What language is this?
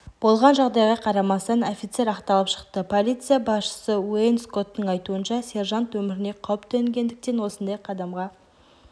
Kazakh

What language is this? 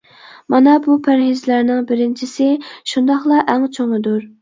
Uyghur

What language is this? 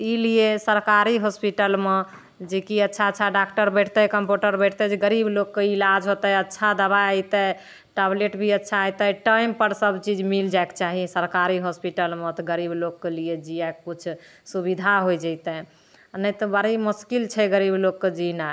Maithili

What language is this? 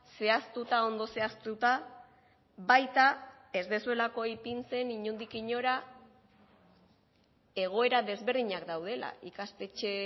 Basque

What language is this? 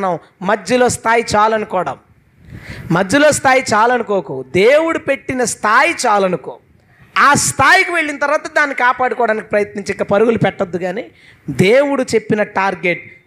Telugu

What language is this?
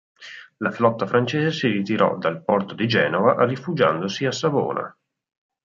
Italian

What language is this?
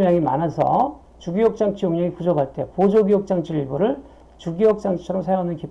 Korean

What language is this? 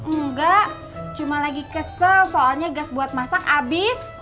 Indonesian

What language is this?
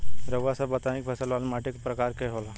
Bhojpuri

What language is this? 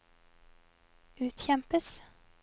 Norwegian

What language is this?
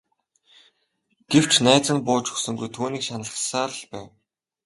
Mongolian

